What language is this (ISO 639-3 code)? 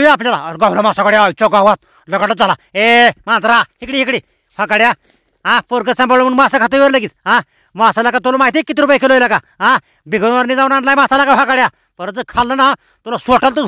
ron